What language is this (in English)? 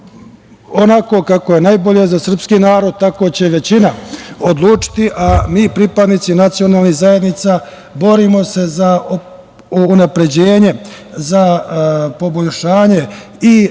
Serbian